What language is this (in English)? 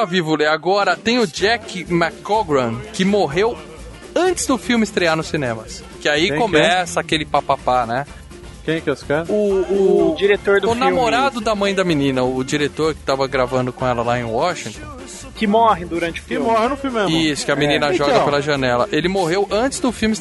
Portuguese